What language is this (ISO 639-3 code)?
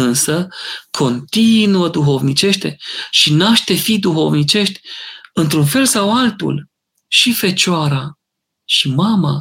ron